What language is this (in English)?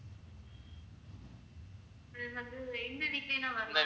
Tamil